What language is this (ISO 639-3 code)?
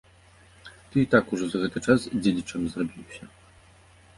bel